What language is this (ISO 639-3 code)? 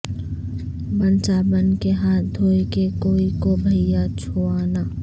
urd